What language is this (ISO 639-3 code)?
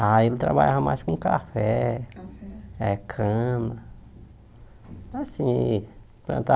por